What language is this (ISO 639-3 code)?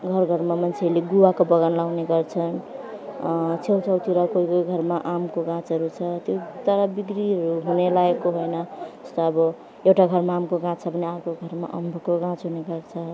nep